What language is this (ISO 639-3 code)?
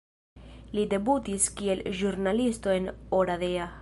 epo